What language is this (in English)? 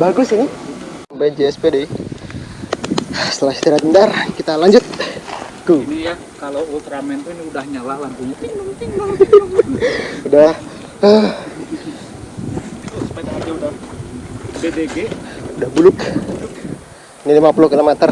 Indonesian